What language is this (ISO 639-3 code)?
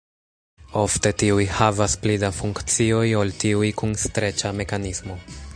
epo